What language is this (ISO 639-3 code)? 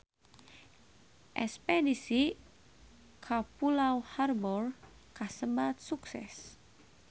sun